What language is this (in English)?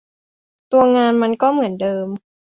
Thai